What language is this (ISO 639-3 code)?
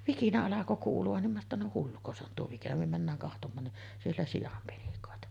fin